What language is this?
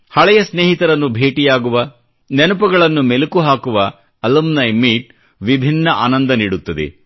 Kannada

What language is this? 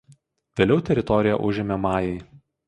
Lithuanian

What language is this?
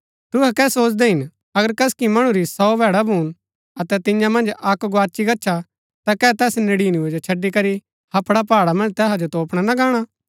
Gaddi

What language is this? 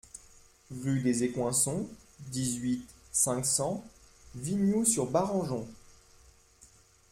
French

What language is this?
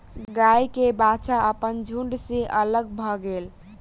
Maithili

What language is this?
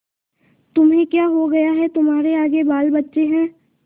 Hindi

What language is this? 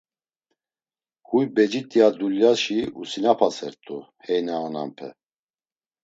Laz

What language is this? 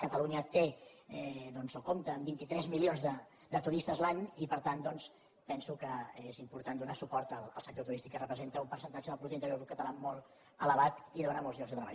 Catalan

